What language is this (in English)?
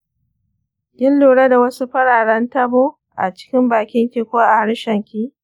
Hausa